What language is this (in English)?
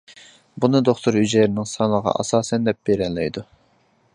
Uyghur